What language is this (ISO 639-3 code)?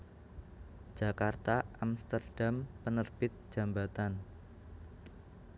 jav